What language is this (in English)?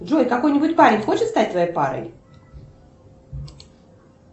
Russian